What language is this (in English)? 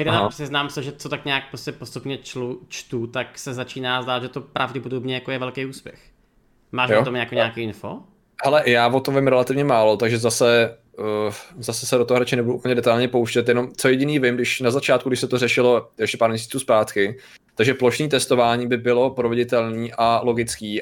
Czech